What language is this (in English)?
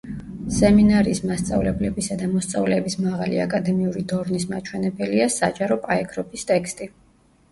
Georgian